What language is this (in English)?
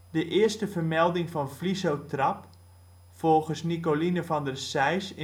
Dutch